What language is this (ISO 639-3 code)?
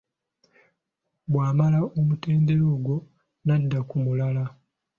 lug